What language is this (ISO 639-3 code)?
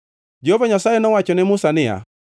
luo